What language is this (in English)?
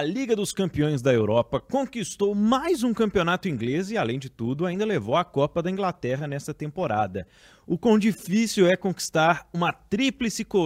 Portuguese